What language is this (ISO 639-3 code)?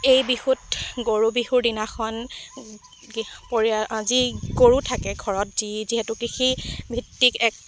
asm